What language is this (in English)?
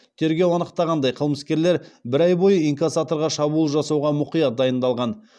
Kazakh